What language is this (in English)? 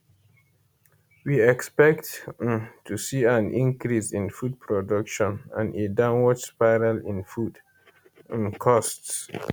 Nigerian Pidgin